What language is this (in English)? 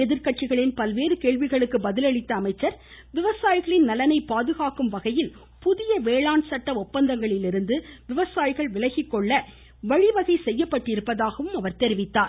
Tamil